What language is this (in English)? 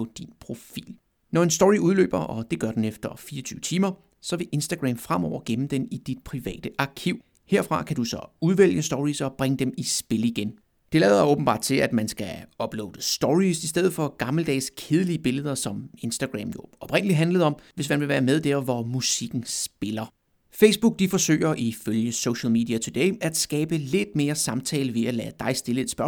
Danish